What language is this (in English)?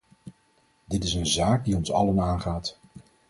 Dutch